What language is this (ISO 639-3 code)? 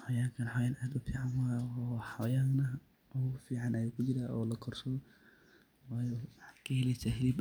som